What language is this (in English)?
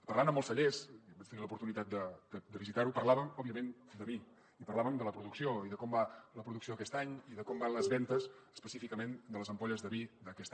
Catalan